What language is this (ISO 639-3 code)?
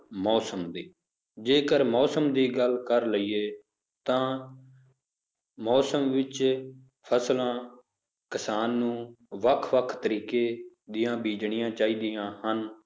pan